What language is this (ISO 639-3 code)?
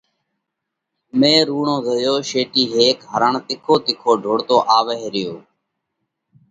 kvx